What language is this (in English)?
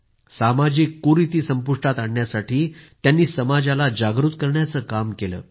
Marathi